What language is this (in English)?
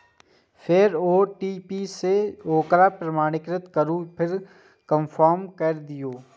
Maithili